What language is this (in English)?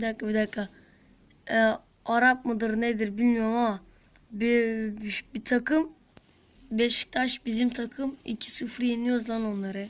Turkish